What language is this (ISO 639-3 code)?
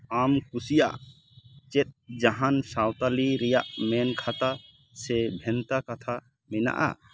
sat